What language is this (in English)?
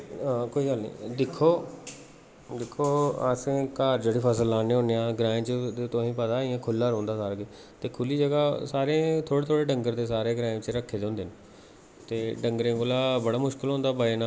Dogri